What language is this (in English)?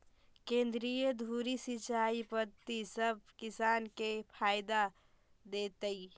Magahi